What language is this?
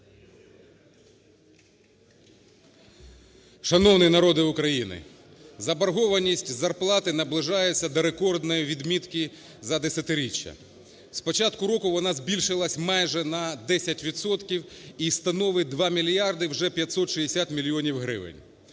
Ukrainian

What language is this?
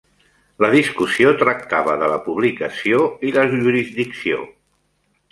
Catalan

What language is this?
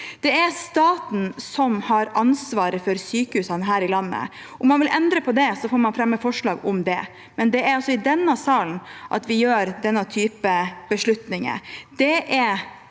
Norwegian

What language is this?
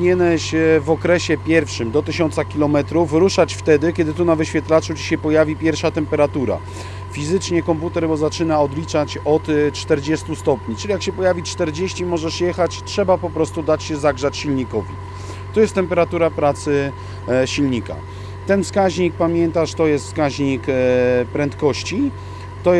Polish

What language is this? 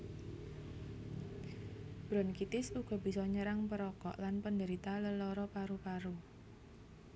Javanese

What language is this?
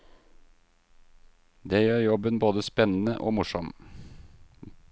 Norwegian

